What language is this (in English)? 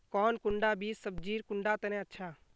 Magahi